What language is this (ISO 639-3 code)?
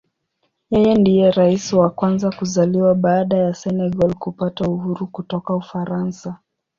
swa